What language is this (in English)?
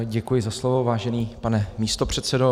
Czech